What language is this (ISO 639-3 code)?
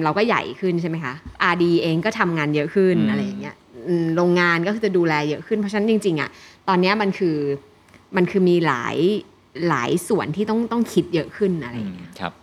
tha